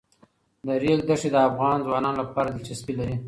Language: Pashto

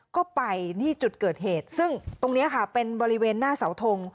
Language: Thai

